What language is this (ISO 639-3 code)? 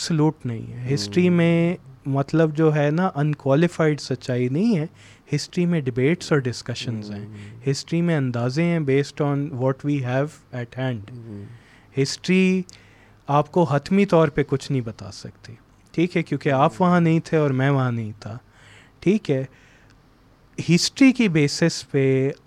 urd